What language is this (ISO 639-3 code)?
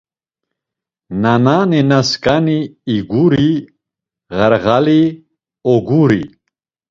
lzz